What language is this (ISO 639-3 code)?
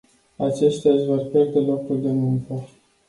ron